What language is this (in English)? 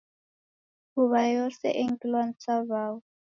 Taita